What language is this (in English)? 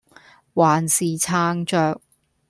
Cantonese